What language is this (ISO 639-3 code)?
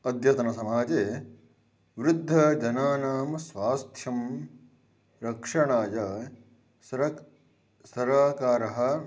san